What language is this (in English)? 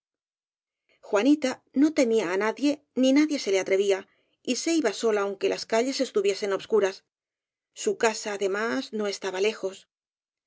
Spanish